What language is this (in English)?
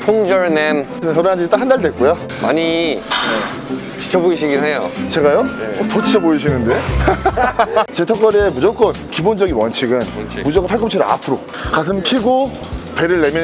Korean